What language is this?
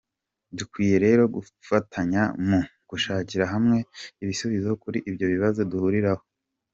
Kinyarwanda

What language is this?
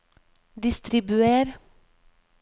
Norwegian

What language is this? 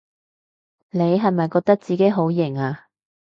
Cantonese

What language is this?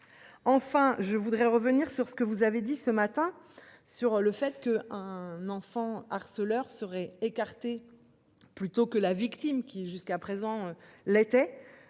French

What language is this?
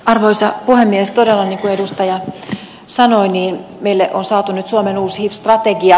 Finnish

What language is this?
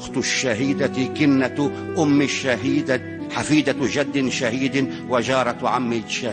Arabic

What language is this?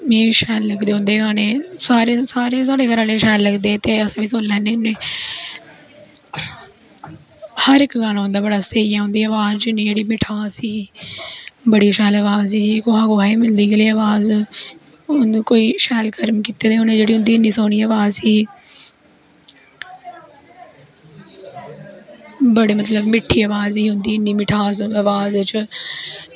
Dogri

